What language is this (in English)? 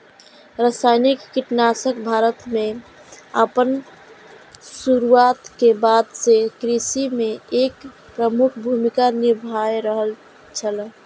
Maithili